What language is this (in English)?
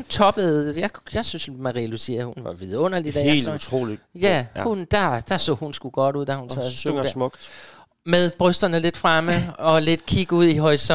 Danish